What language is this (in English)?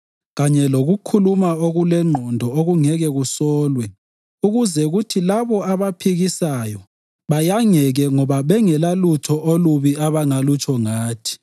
North Ndebele